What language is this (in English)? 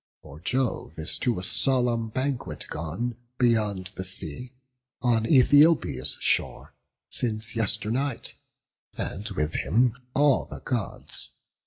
English